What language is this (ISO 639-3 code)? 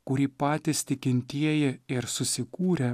lit